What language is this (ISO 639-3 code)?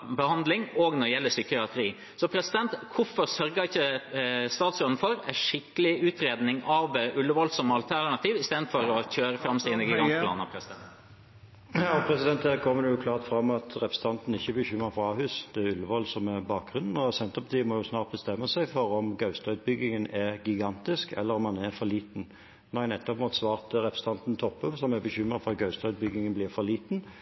nob